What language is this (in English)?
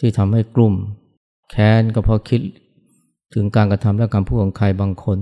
Thai